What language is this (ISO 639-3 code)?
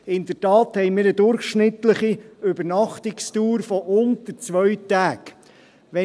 gsw